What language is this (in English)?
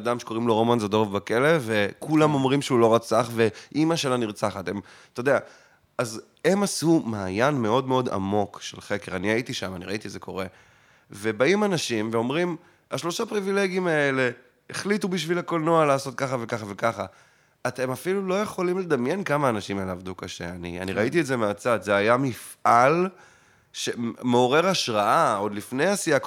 Hebrew